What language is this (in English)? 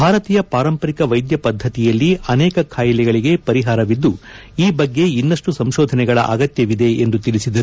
Kannada